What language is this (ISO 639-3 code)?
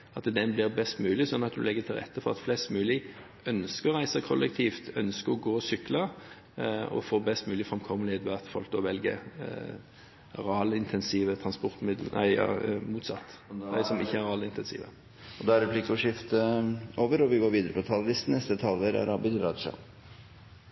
nor